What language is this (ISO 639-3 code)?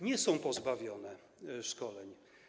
pol